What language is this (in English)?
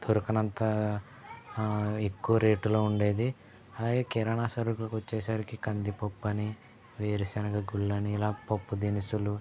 Telugu